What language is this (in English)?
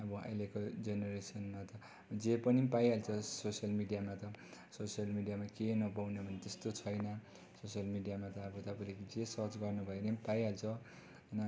Nepali